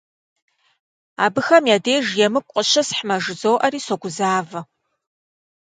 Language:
Kabardian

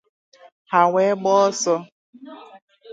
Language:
Igbo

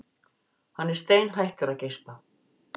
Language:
Icelandic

